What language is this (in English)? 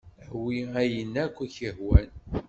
Kabyle